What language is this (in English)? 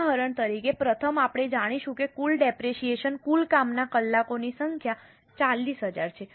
Gujarati